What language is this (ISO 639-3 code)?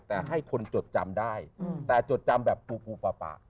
tha